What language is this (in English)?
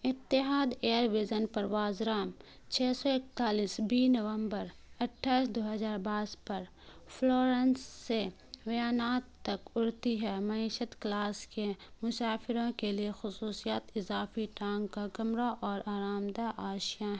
Urdu